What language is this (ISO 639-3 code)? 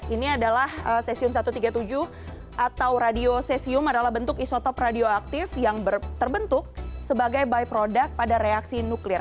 ind